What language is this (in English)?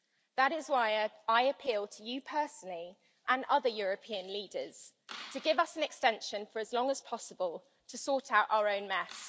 English